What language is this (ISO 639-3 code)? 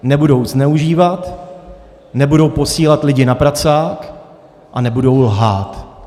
ces